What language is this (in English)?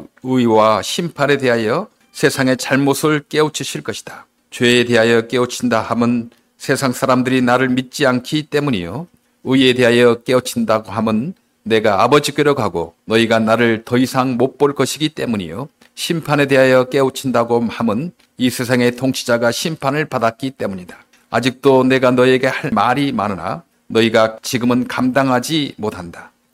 Korean